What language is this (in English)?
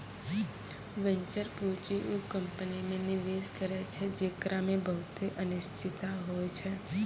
Maithili